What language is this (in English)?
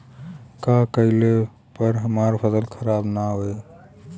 Bhojpuri